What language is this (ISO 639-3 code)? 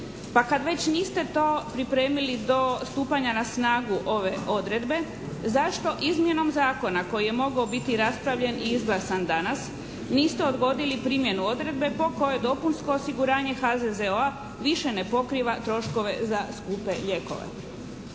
hrv